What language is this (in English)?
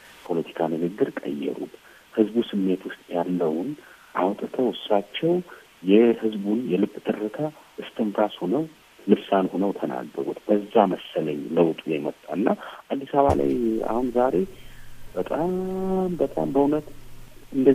Amharic